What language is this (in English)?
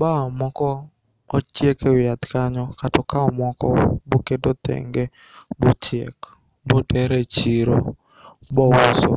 Luo (Kenya and Tanzania)